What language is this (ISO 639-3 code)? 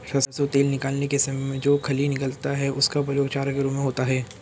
hin